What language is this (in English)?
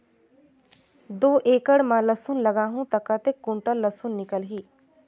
Chhattisgarhi